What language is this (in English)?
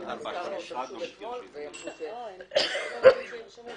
Hebrew